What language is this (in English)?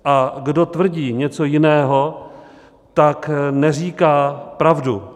Czech